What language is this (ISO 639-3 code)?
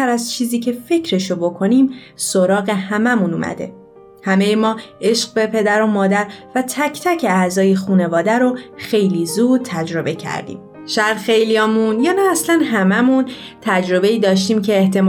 fas